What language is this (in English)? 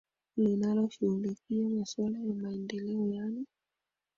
Swahili